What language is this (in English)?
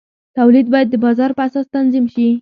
Pashto